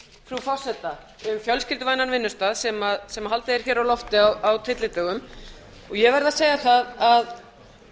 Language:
Icelandic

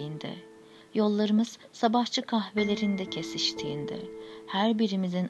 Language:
Turkish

